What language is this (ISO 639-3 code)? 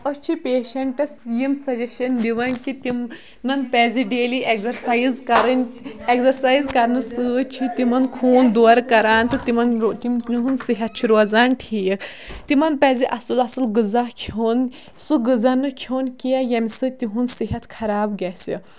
kas